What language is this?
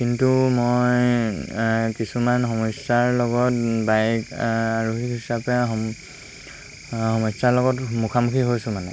Assamese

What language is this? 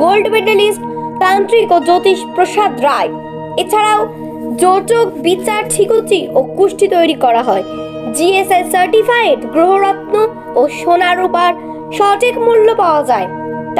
Korean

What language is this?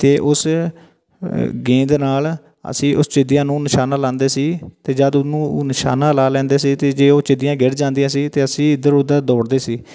Punjabi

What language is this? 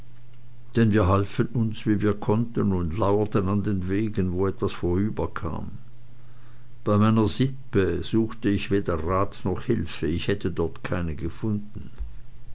German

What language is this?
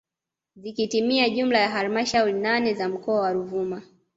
Swahili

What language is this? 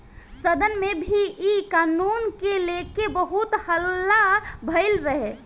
Bhojpuri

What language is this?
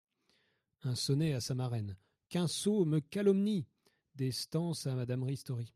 French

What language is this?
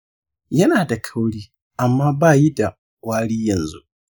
Hausa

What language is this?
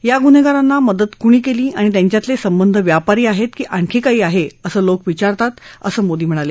Marathi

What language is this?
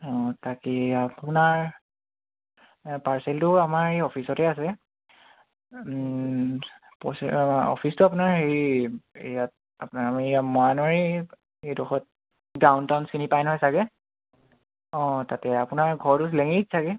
Assamese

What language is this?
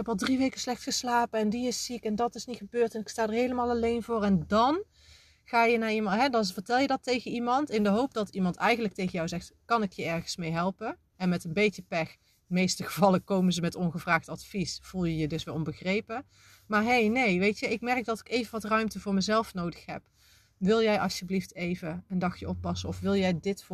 Dutch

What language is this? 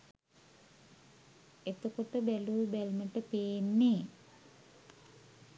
Sinhala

